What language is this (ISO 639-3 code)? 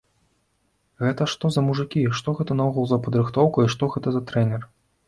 bel